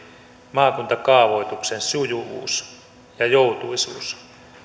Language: Finnish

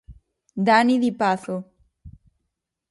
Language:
Galician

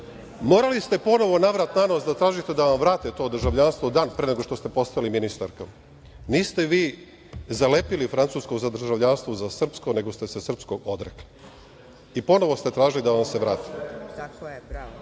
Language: Serbian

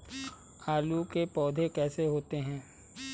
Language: Hindi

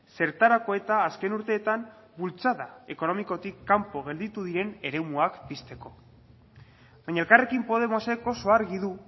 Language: Basque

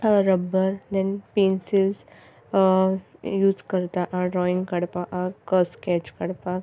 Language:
Konkani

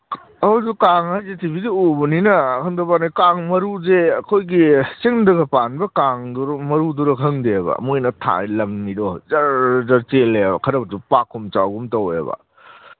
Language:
Manipuri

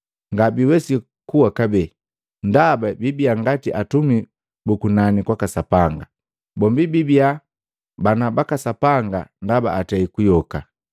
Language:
Matengo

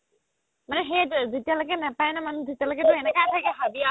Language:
Assamese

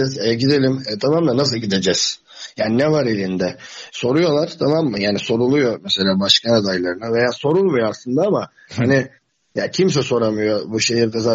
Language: Turkish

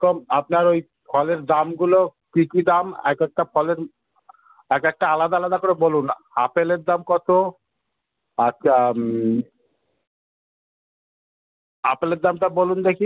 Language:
Bangla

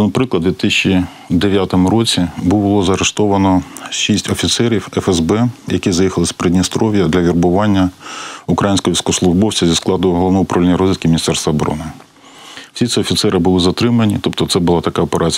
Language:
Ukrainian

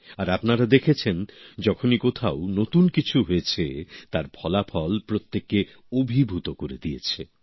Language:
Bangla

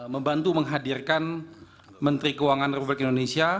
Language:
Indonesian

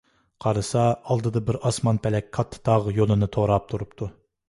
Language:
Uyghur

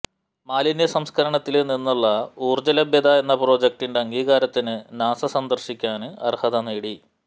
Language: Malayalam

